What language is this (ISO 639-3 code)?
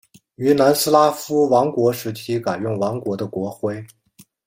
zho